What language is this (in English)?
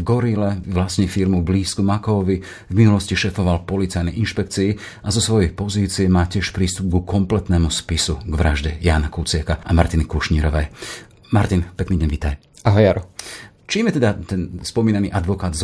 Slovak